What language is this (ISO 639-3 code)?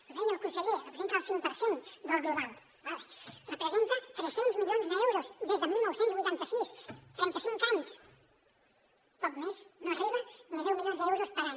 cat